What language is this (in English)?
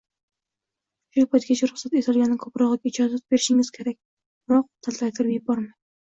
Uzbek